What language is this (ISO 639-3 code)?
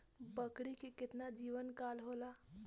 bho